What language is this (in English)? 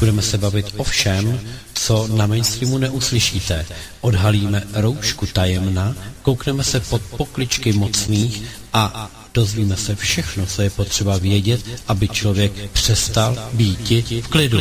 Czech